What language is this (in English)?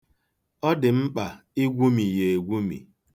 Igbo